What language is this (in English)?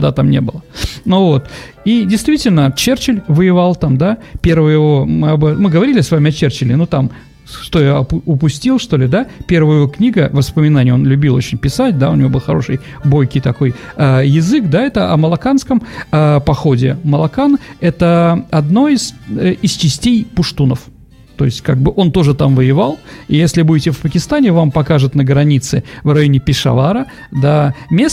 Russian